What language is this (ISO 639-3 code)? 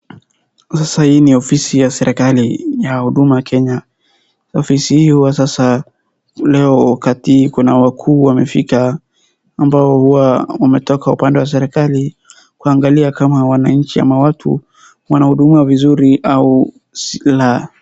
swa